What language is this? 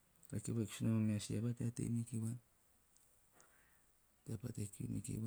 Teop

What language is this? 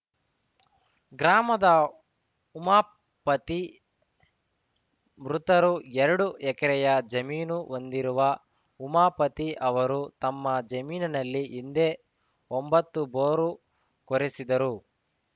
Kannada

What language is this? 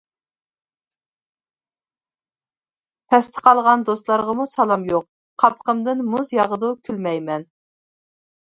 Uyghur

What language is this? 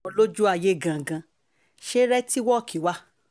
Yoruba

